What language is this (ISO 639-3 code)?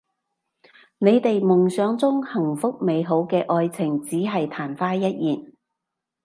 yue